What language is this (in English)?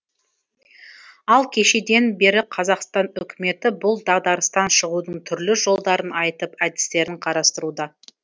Kazakh